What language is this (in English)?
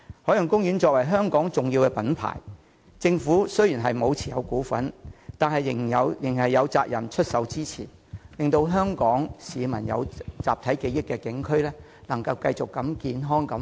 Cantonese